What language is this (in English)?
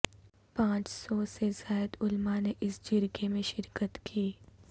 Urdu